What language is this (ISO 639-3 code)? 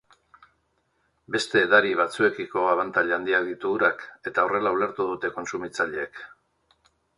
eus